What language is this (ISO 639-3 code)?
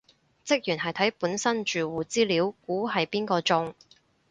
yue